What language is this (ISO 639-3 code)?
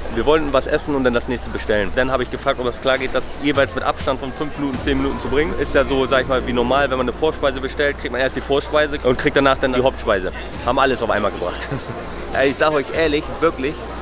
deu